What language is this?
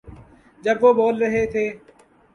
Urdu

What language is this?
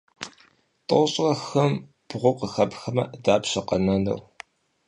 Kabardian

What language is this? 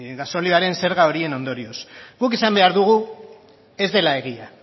Basque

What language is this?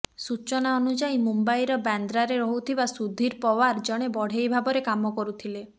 Odia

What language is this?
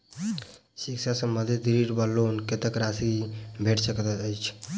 Maithili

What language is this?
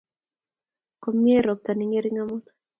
Kalenjin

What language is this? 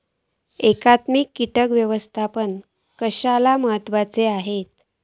Marathi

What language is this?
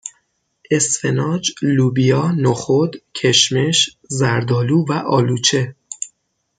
Persian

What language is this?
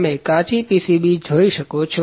Gujarati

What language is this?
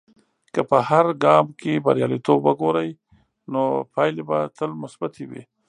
Pashto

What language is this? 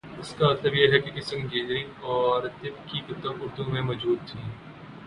Urdu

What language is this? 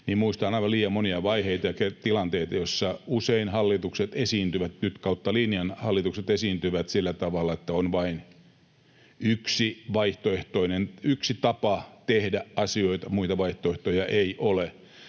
Finnish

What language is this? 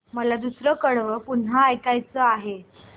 Marathi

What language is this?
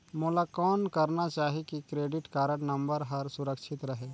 Chhattisgarhi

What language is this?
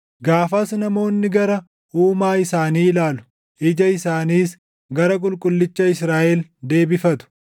Oromo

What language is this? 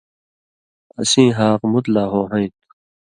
Indus Kohistani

